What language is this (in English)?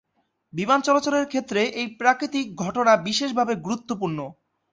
Bangla